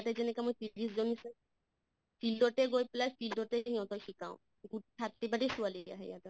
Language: Assamese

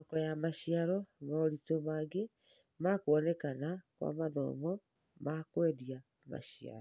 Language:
Kikuyu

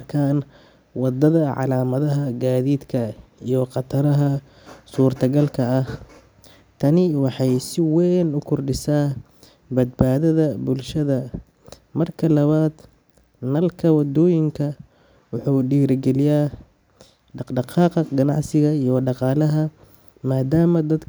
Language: Somali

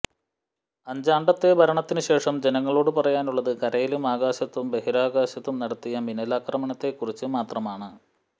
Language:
Malayalam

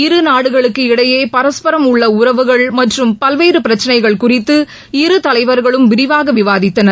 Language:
Tamil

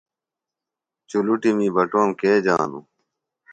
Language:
Phalura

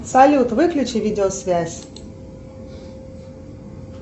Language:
Russian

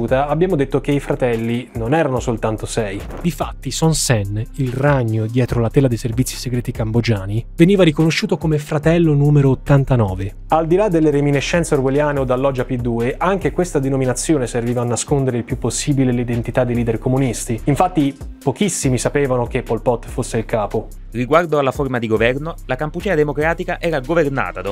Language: Italian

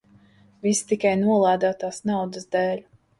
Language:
Latvian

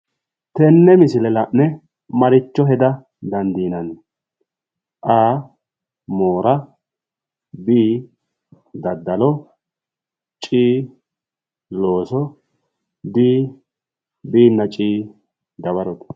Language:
Sidamo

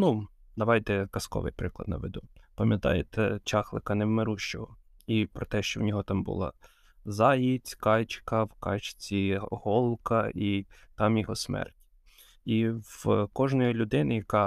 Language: Ukrainian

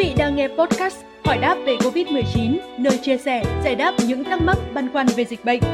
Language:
Vietnamese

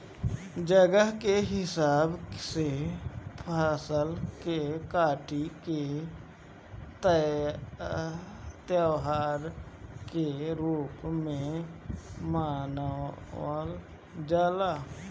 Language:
Bhojpuri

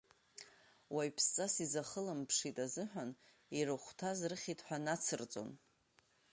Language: Abkhazian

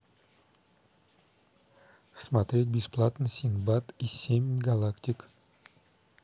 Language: Russian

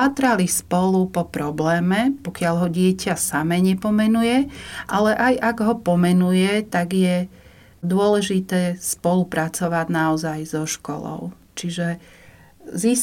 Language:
Slovak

